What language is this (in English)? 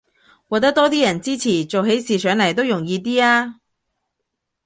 Cantonese